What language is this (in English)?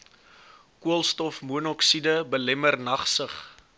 Afrikaans